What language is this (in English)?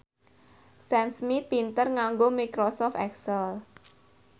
Javanese